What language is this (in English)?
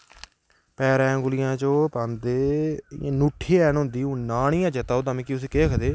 Dogri